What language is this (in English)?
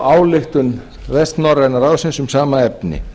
Icelandic